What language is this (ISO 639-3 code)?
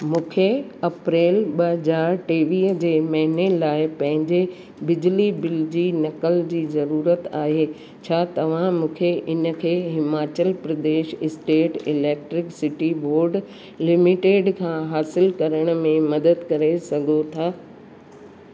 snd